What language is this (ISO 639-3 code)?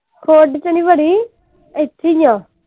pan